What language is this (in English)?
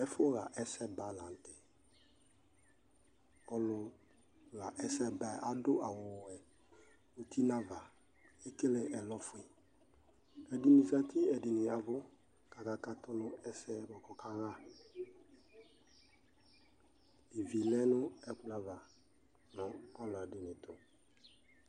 Ikposo